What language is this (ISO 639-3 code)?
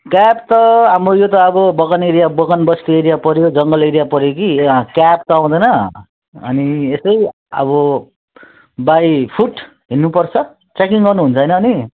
nep